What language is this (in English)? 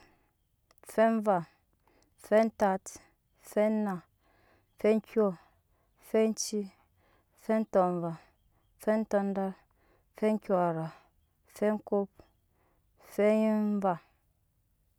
Nyankpa